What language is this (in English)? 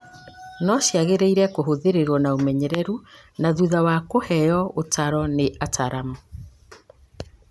Kikuyu